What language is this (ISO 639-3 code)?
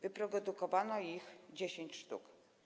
pol